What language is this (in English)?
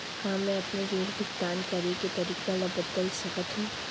Chhattisgarhi